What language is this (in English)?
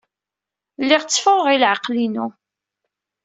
Kabyle